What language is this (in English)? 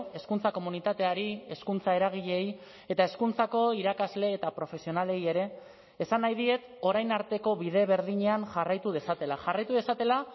Basque